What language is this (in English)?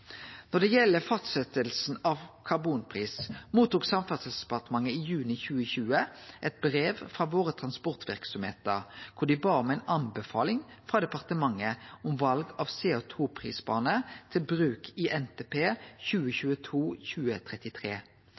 Norwegian Nynorsk